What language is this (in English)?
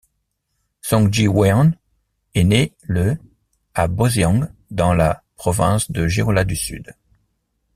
French